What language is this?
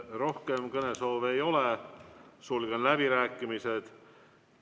Estonian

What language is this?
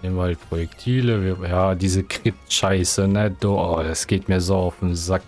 German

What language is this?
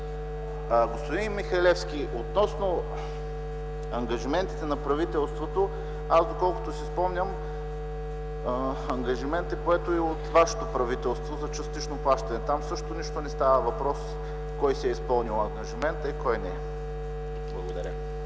Bulgarian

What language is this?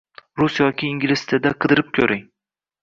Uzbek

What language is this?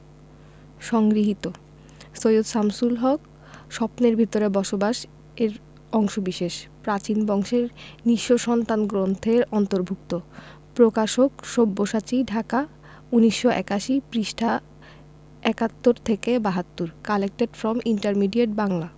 Bangla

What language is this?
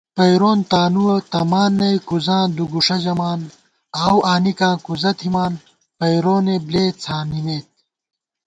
Gawar-Bati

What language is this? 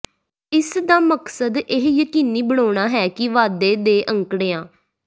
Punjabi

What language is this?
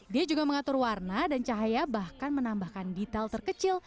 Indonesian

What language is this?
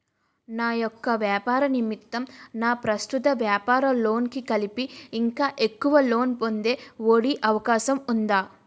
Telugu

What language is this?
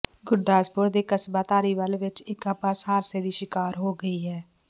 Punjabi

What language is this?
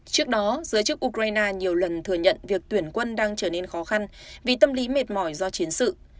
Vietnamese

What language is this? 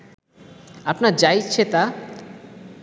Bangla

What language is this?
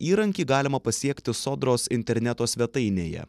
Lithuanian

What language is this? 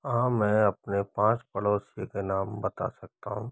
Hindi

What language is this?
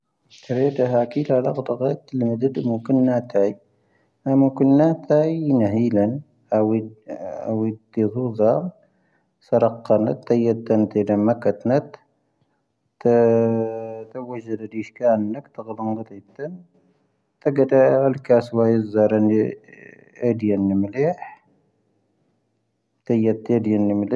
Tahaggart Tamahaq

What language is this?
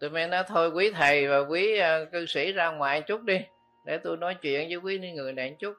Vietnamese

